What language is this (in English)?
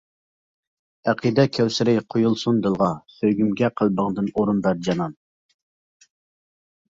Uyghur